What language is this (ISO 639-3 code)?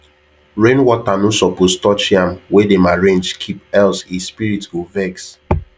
pcm